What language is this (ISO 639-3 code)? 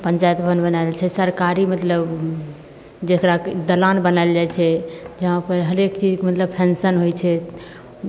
mai